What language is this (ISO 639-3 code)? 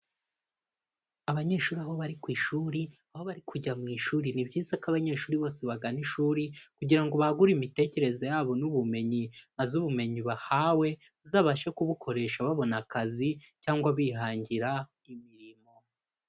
kin